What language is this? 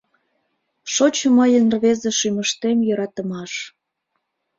Mari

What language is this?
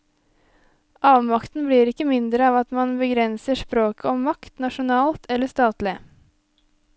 Norwegian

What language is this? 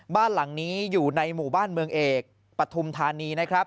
Thai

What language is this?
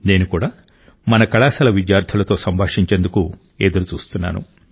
Telugu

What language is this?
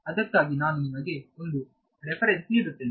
Kannada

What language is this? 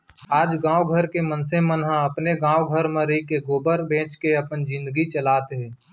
Chhattisgarhi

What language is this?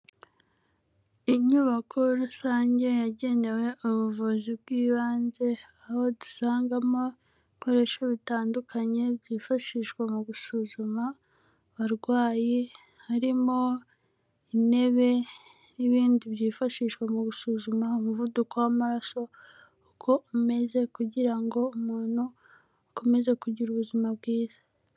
Kinyarwanda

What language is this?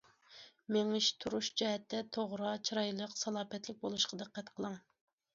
Uyghur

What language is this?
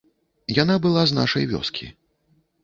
Belarusian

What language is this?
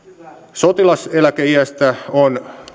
Finnish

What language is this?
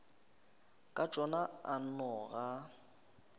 Northern Sotho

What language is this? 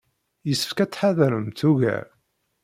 Kabyle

